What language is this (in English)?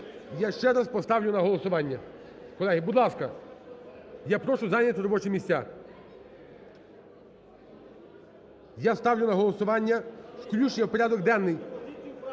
Ukrainian